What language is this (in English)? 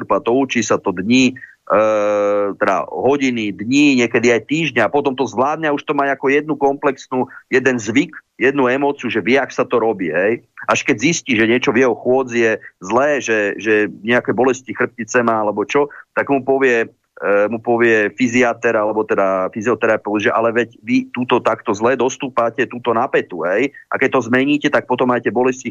Slovak